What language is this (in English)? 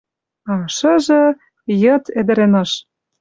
Western Mari